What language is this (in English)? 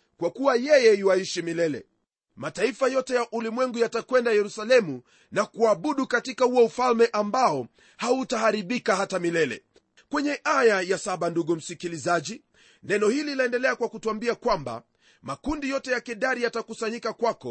Swahili